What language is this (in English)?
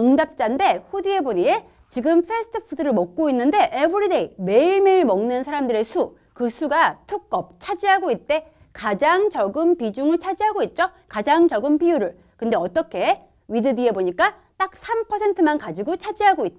Korean